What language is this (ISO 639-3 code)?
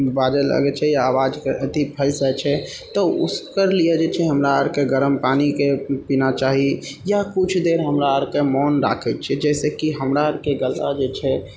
mai